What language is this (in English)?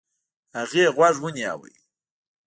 Pashto